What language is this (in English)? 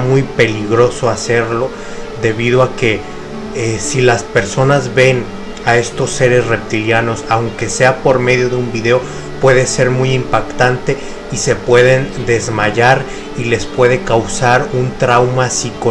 Spanish